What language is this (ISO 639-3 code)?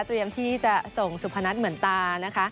tha